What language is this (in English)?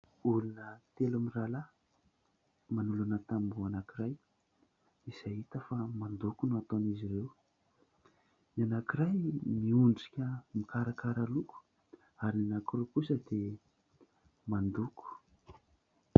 Malagasy